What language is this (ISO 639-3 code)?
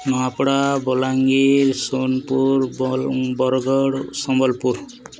ori